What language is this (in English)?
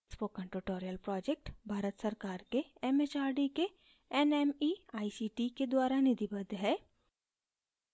Hindi